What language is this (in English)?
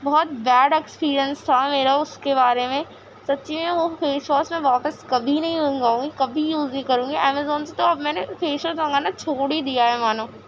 Urdu